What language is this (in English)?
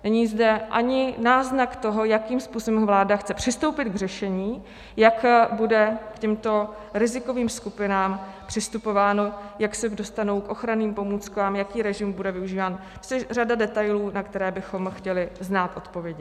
Czech